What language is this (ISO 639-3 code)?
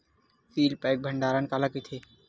hne